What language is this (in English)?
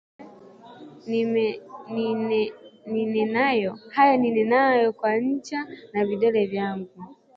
Swahili